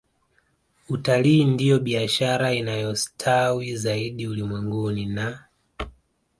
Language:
Swahili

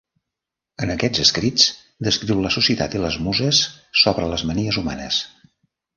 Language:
Catalan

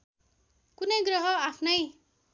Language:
Nepali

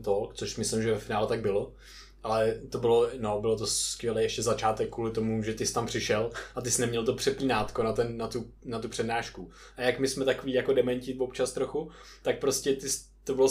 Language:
Czech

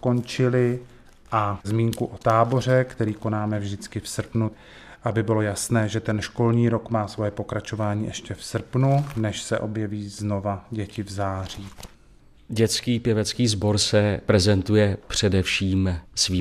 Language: Czech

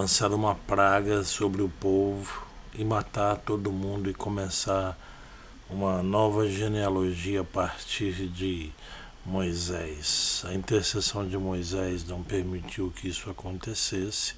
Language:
Portuguese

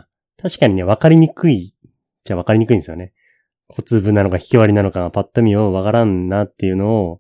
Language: Japanese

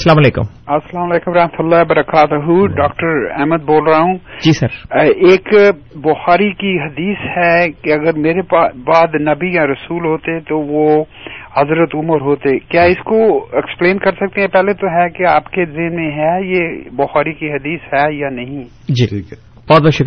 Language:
Urdu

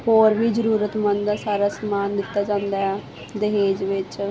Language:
Punjabi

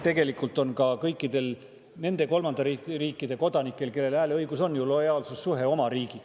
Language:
Estonian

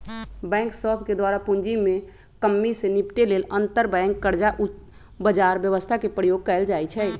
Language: Magahi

